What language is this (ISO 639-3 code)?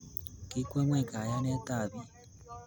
kln